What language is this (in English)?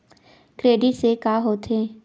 Chhattisgarhi